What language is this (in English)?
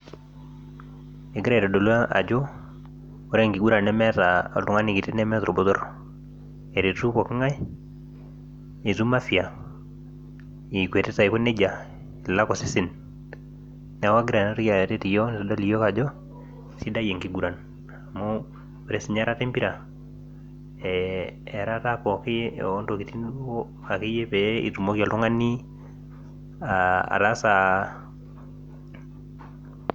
Masai